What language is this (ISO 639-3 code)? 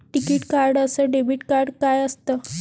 mar